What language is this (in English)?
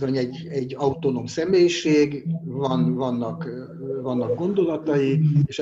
Hungarian